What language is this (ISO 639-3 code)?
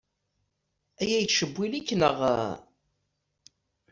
kab